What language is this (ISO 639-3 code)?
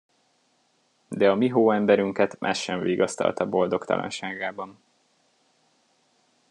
hun